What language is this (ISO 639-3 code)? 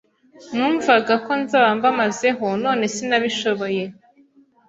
kin